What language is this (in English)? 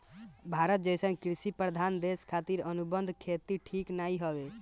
Bhojpuri